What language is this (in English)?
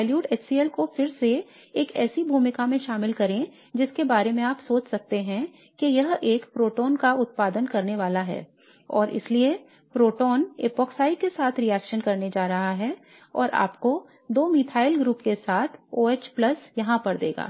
Hindi